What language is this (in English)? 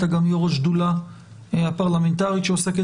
Hebrew